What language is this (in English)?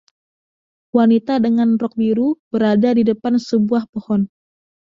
Indonesian